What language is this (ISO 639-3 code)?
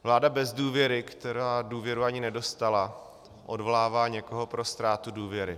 ces